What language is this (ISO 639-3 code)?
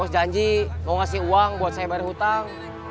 ind